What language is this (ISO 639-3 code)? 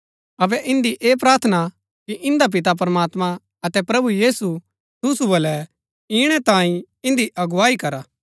gbk